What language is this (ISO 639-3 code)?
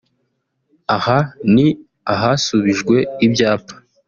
kin